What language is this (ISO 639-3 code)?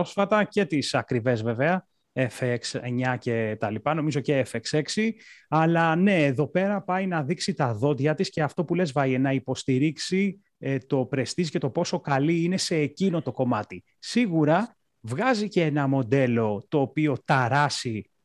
ell